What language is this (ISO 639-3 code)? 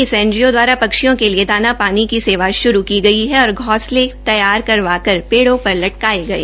hin